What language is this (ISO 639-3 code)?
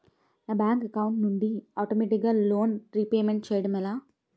tel